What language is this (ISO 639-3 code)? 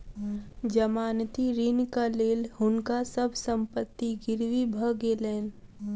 mai